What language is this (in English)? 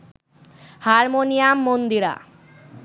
Bangla